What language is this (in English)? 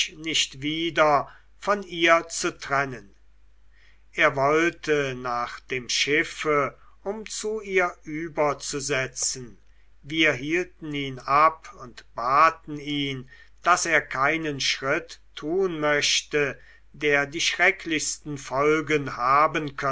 German